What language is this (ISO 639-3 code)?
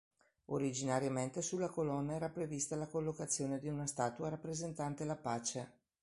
ita